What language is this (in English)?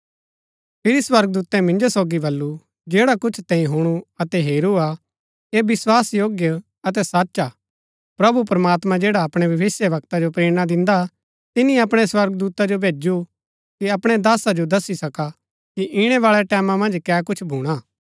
Gaddi